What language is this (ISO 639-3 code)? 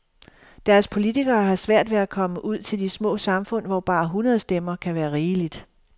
dan